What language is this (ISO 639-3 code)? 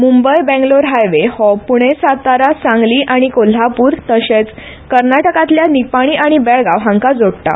kok